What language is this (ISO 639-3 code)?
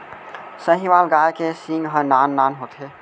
hne